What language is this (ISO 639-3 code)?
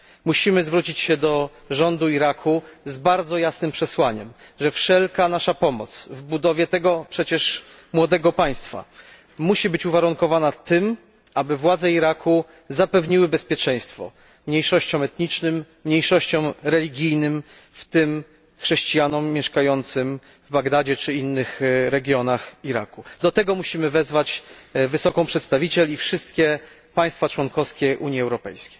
pol